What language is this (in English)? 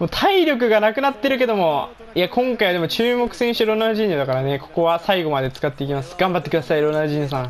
Japanese